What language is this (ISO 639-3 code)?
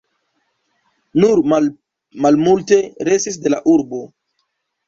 epo